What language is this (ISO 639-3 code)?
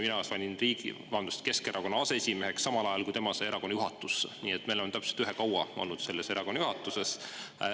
est